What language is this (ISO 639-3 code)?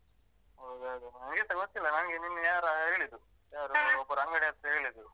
kan